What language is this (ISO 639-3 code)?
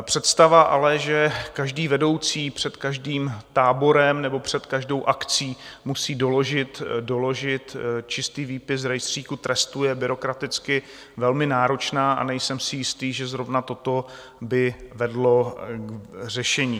ces